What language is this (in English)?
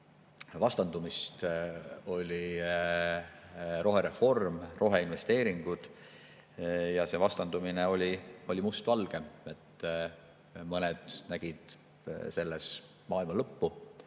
Estonian